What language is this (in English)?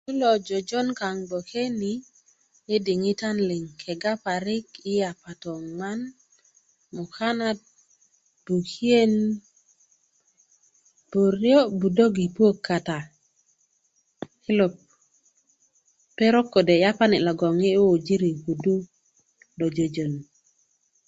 Kuku